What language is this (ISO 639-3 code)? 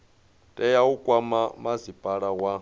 ven